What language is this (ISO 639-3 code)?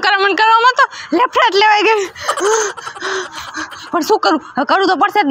guj